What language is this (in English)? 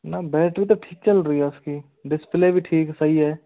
Hindi